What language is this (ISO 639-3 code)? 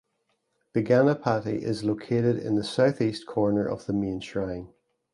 eng